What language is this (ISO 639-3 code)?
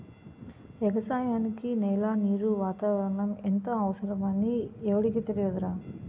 tel